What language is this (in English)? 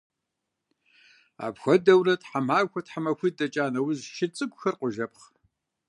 Kabardian